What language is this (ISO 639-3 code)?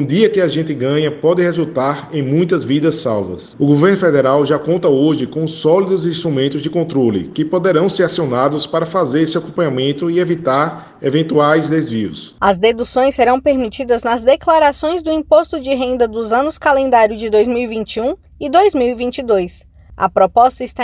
por